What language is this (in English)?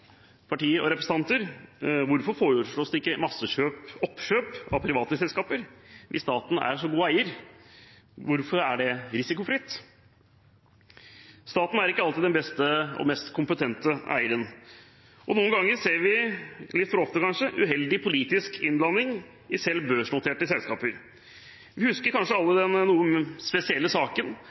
Norwegian Bokmål